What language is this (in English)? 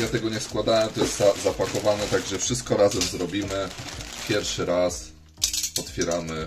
Polish